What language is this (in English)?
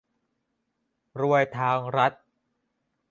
Thai